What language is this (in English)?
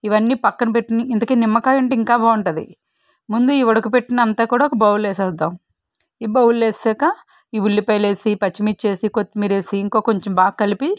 Telugu